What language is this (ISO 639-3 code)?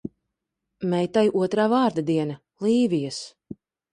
lav